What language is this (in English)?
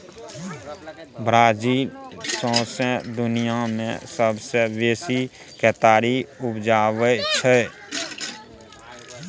Maithili